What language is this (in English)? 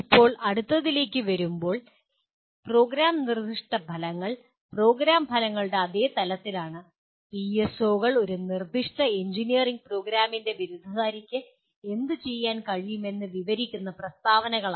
Malayalam